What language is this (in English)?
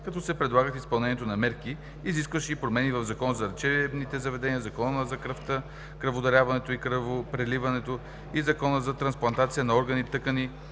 Bulgarian